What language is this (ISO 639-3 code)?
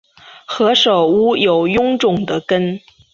zho